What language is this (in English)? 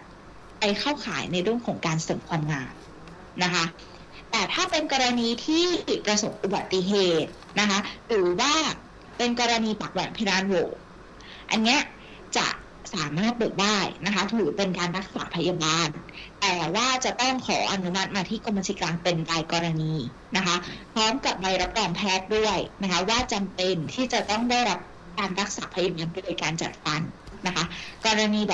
Thai